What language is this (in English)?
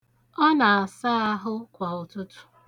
Igbo